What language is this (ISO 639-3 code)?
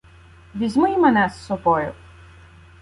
ukr